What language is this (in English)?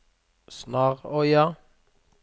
Norwegian